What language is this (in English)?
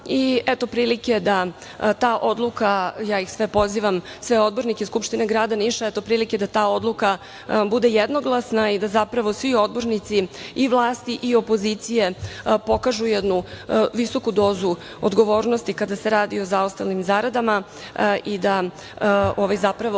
Serbian